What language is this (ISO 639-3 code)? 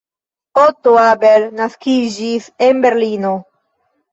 epo